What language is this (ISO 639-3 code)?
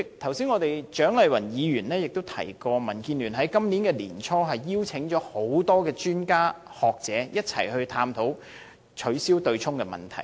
yue